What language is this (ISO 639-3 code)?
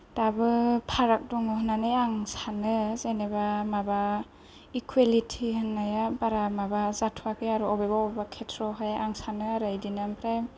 brx